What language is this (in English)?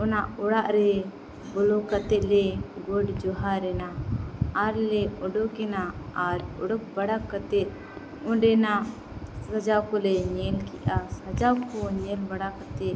Santali